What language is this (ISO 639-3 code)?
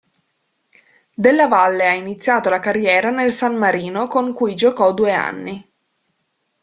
ita